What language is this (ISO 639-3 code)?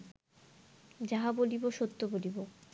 ben